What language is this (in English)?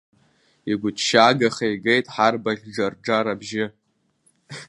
Abkhazian